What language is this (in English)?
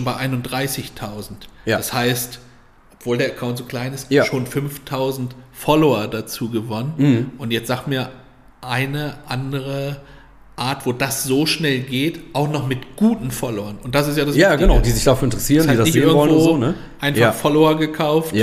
German